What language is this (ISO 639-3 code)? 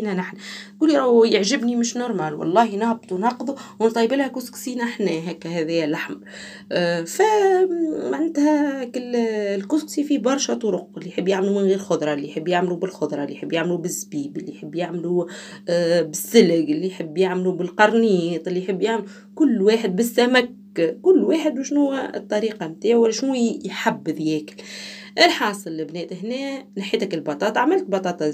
ara